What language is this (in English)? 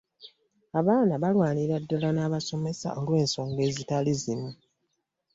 Ganda